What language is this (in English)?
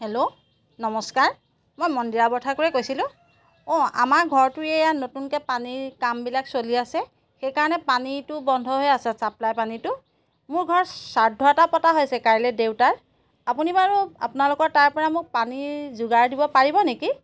Assamese